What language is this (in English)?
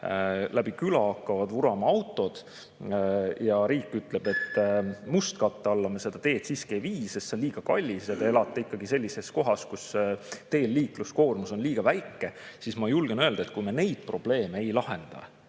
Estonian